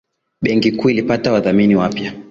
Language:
Swahili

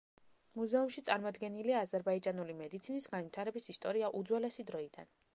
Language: Georgian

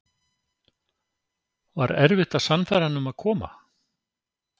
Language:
Icelandic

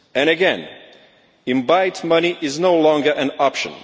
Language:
English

